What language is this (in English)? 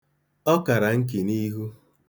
Igbo